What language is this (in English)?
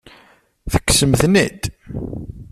Kabyle